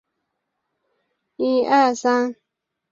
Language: Chinese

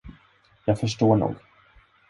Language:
Swedish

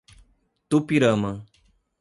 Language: Portuguese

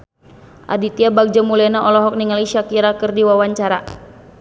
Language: Sundanese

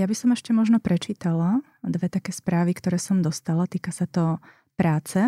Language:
Slovak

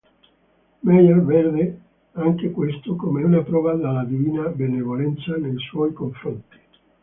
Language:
Italian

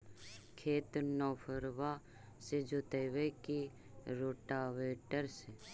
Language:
Magahi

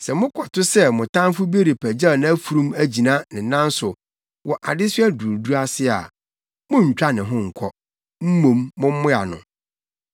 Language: Akan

